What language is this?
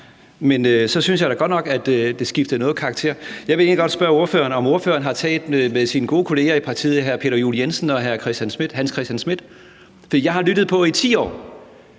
Danish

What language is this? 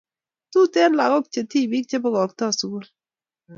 Kalenjin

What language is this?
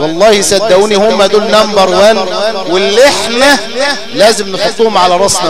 Arabic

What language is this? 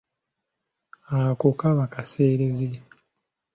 Ganda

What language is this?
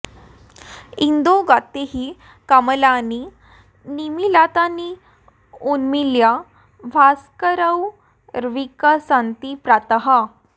Sanskrit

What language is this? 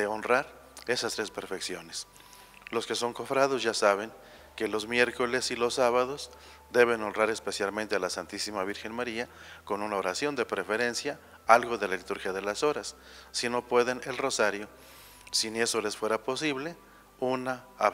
Spanish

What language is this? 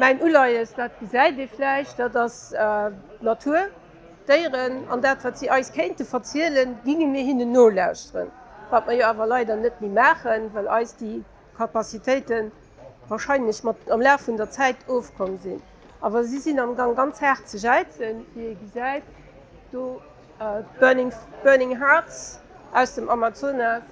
French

